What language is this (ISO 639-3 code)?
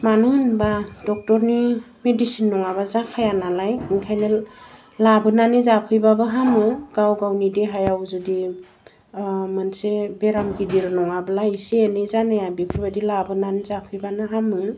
brx